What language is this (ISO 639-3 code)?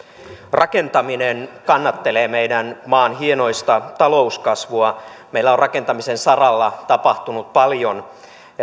fin